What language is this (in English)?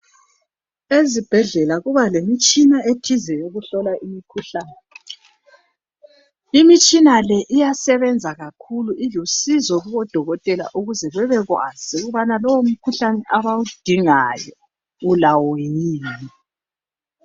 North Ndebele